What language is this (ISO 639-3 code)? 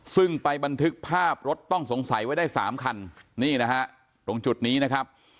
tha